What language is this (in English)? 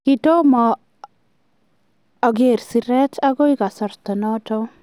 Kalenjin